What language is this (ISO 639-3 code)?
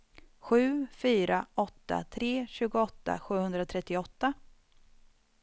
swe